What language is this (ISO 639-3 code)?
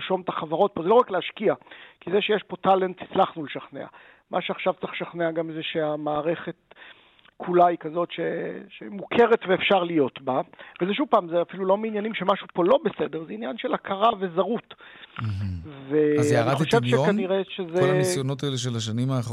heb